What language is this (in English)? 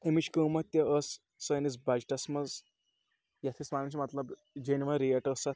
Kashmiri